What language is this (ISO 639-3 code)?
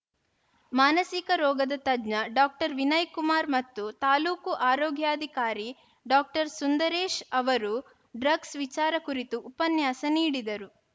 kan